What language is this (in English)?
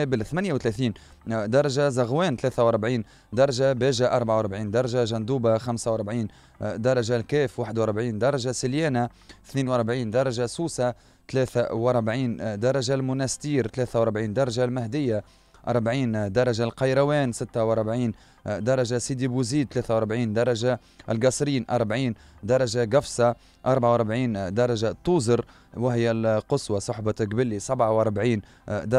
Arabic